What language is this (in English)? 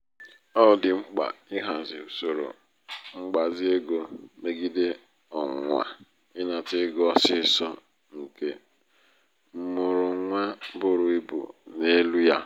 Igbo